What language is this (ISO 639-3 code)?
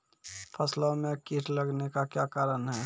mai